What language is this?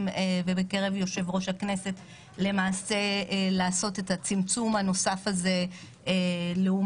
Hebrew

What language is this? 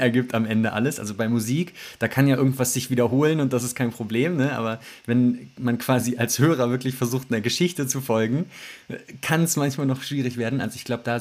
German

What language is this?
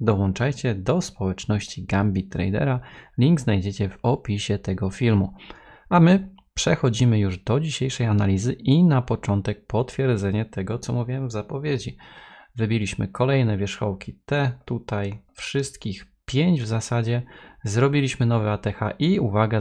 Polish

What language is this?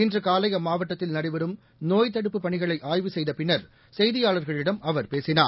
Tamil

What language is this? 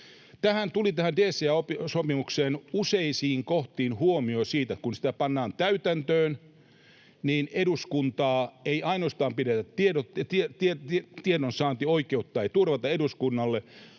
Finnish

